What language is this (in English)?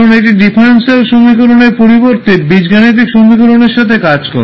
Bangla